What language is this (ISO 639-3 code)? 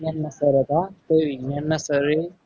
guj